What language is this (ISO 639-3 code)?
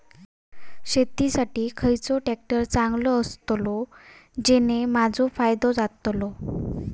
mar